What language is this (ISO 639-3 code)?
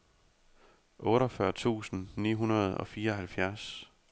dan